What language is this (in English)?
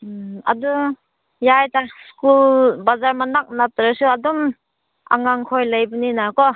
Manipuri